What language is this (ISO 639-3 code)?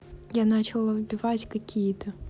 rus